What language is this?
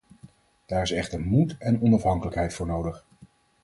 Dutch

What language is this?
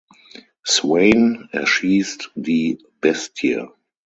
German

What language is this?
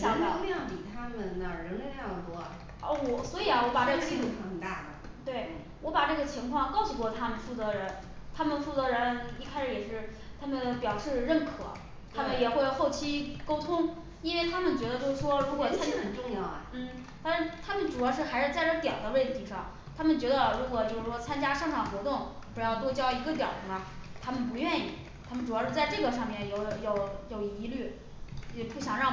Chinese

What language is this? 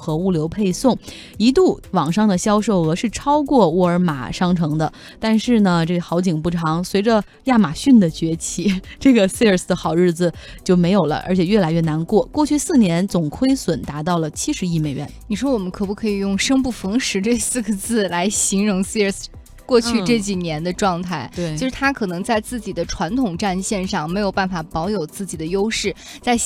Chinese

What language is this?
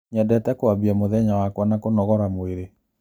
Kikuyu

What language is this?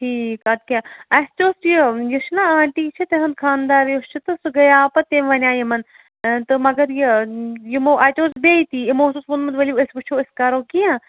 Kashmiri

